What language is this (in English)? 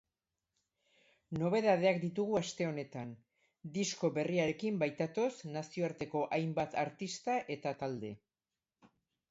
Basque